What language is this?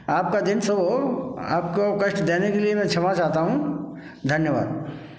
Hindi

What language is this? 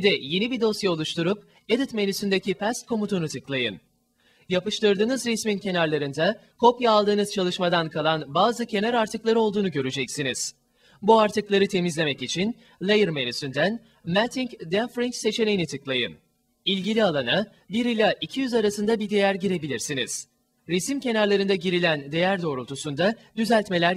Turkish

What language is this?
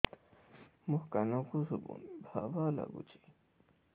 Odia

